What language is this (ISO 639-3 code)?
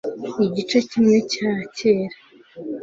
kin